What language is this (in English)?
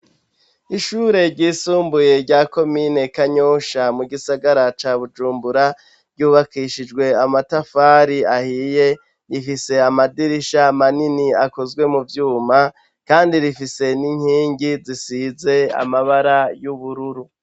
Rundi